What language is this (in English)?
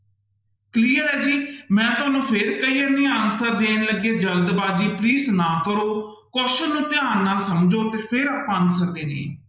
Punjabi